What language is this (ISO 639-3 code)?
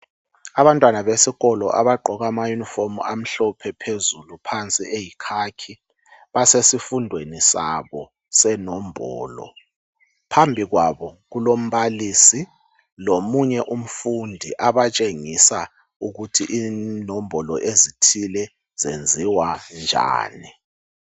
nde